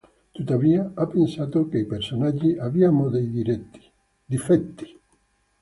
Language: Italian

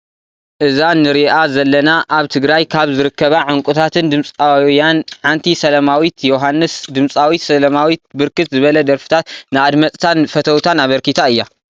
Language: Tigrinya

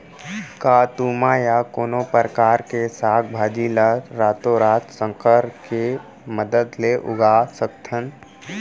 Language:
Chhattisgarhi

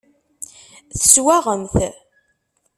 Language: Kabyle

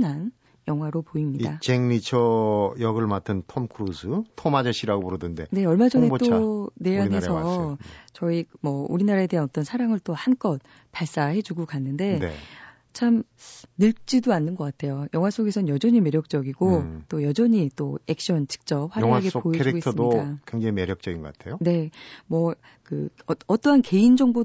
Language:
Korean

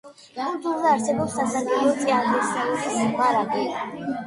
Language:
Georgian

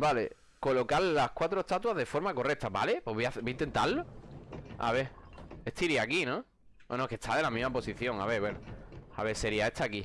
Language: Spanish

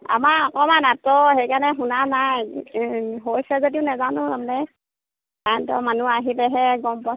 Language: Assamese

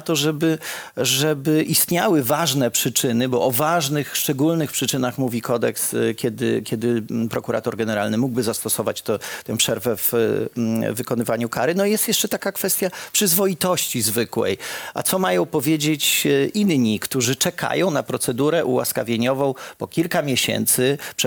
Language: Polish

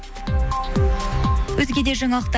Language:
Kazakh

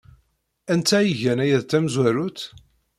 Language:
Kabyle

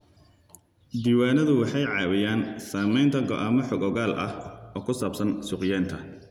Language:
Somali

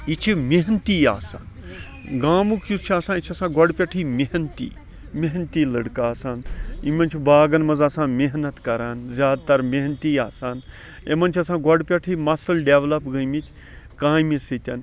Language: Kashmiri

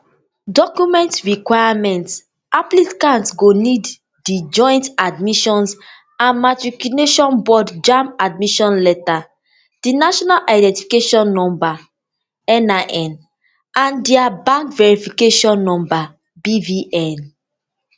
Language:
Nigerian Pidgin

